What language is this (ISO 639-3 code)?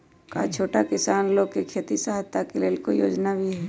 mag